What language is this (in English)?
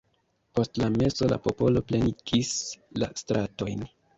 Esperanto